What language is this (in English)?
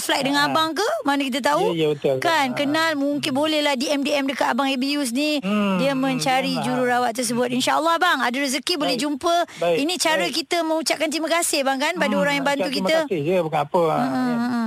Malay